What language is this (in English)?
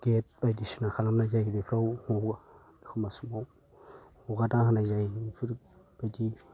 Bodo